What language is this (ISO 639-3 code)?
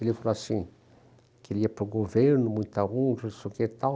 por